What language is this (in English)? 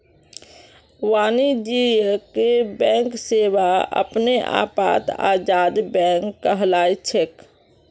Magahi